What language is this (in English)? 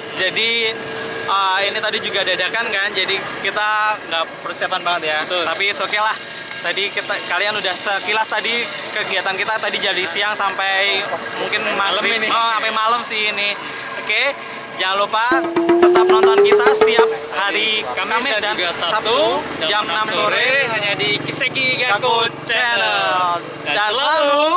Indonesian